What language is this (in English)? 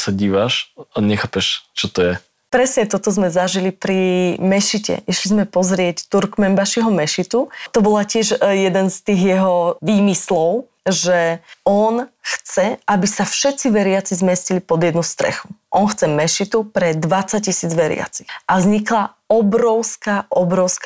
Slovak